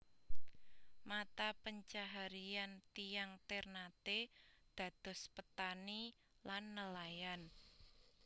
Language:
Javanese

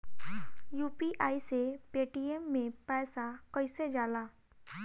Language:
Bhojpuri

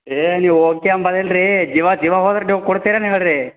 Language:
Kannada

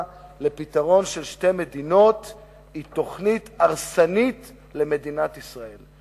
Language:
Hebrew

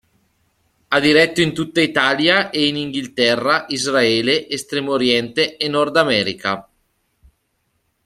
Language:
Italian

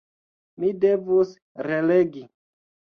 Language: Esperanto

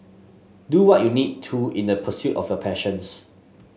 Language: English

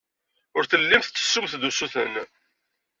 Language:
Kabyle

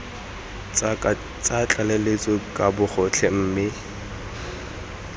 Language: Tswana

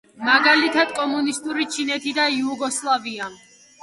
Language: Georgian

